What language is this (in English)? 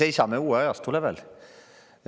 Estonian